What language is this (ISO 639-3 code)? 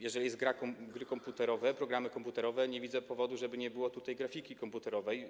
pol